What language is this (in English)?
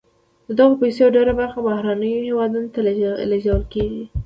Pashto